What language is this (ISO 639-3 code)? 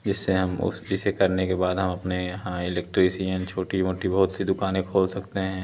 hin